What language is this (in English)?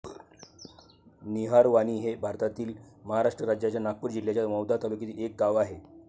Marathi